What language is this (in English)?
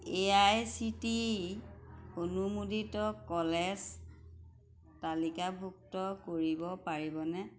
Assamese